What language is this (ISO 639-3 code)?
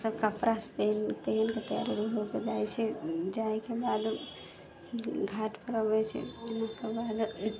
mai